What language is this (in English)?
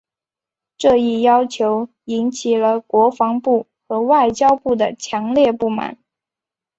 Chinese